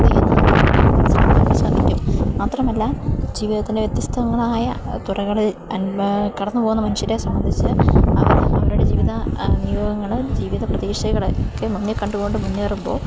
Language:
Malayalam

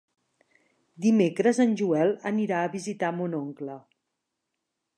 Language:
Catalan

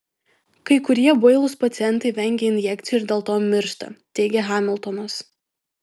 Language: Lithuanian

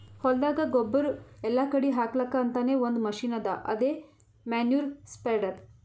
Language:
Kannada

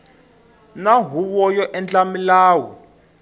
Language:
Tsonga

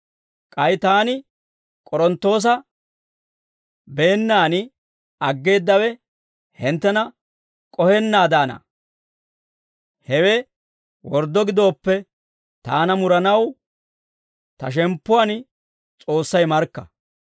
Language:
Dawro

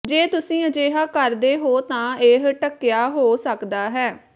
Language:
Punjabi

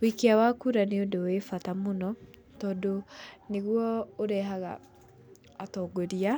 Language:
Kikuyu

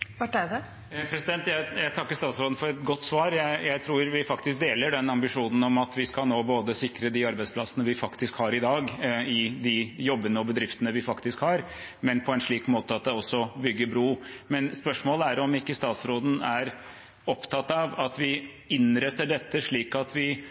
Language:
Norwegian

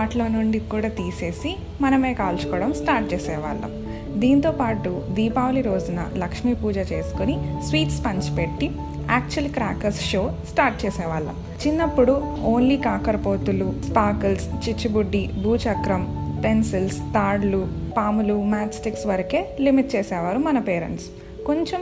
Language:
Telugu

